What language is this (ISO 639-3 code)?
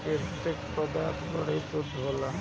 bho